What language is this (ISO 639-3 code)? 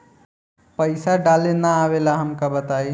bho